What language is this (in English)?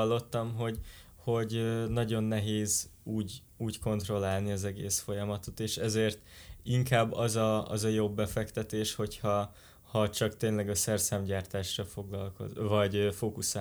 Hungarian